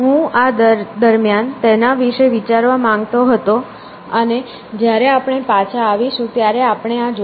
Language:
Gujarati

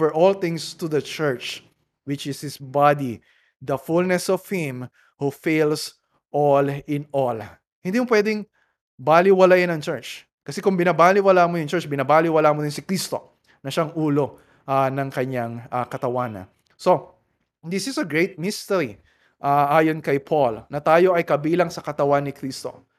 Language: Filipino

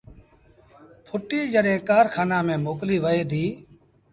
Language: Sindhi Bhil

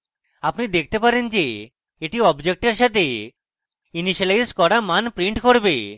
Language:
Bangla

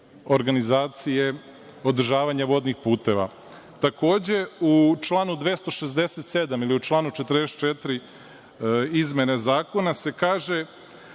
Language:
Serbian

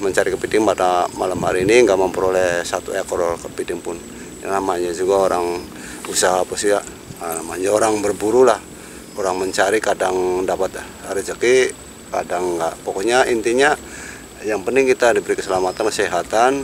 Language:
Indonesian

